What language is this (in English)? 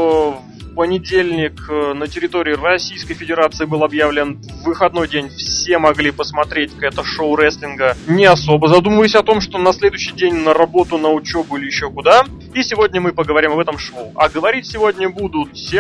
Russian